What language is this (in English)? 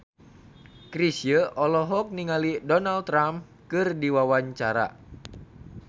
Sundanese